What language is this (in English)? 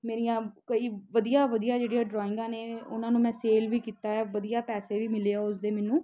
Punjabi